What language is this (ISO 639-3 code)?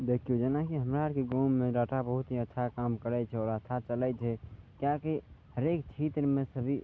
mai